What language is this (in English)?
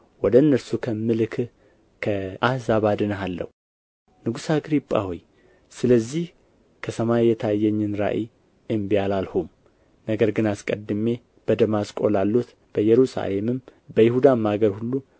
Amharic